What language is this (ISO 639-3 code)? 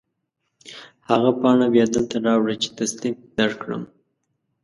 pus